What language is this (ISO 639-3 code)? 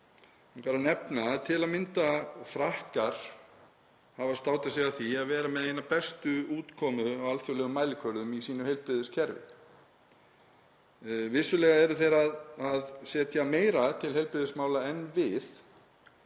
isl